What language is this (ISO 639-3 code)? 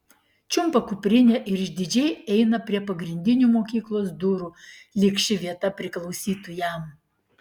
lit